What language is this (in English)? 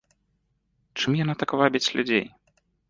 Belarusian